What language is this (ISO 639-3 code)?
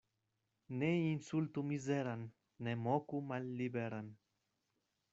epo